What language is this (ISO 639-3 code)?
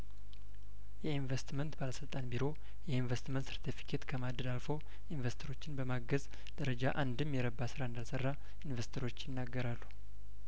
amh